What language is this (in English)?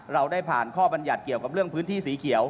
Thai